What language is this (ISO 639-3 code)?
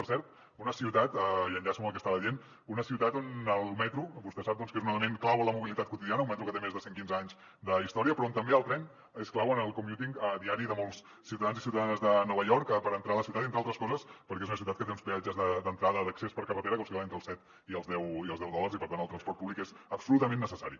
cat